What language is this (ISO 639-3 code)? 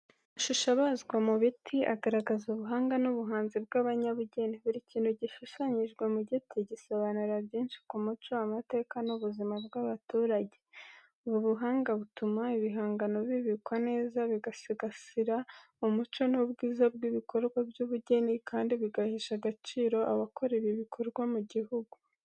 kin